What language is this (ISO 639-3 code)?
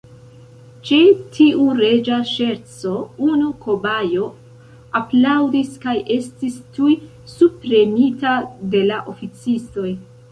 epo